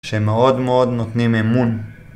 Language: Hebrew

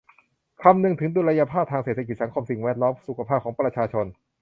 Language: Thai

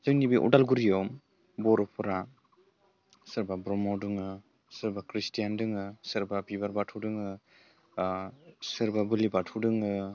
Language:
Bodo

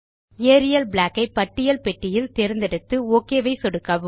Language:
Tamil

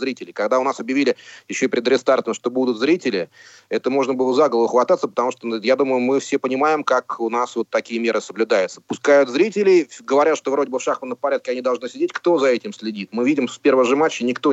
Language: Russian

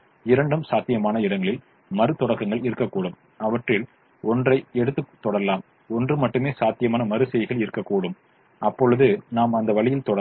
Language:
Tamil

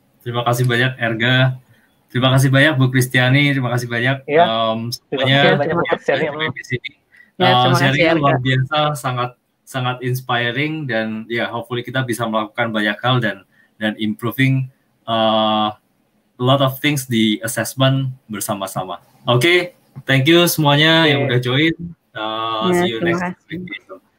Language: Indonesian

